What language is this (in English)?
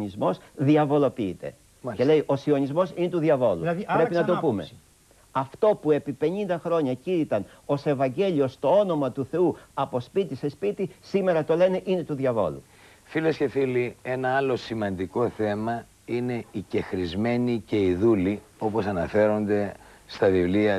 Greek